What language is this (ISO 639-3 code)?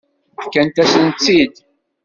kab